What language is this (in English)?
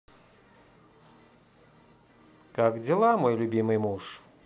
Russian